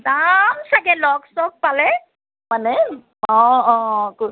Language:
Assamese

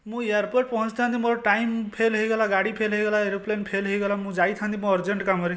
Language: Odia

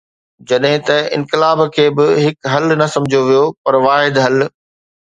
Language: Sindhi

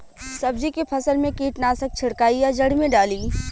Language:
Bhojpuri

